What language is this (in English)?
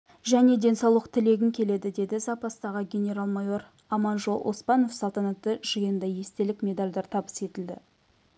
Kazakh